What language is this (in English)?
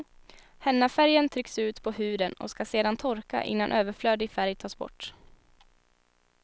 Swedish